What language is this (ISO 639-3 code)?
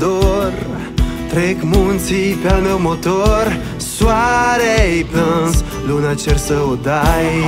ron